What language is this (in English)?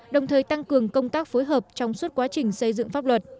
Vietnamese